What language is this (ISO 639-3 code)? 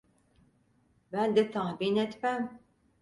tur